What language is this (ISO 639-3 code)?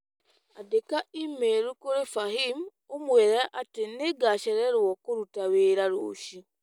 kik